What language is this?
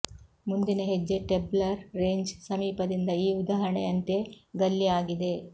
Kannada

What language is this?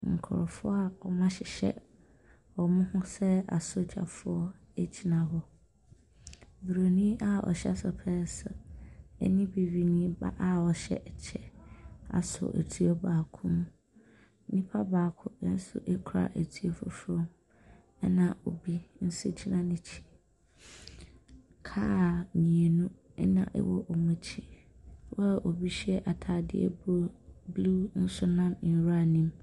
Akan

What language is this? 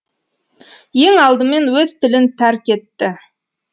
Kazakh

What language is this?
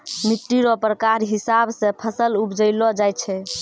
Maithili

